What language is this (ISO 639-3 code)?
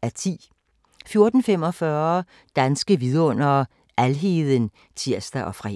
dan